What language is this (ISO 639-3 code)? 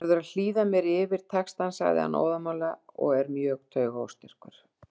isl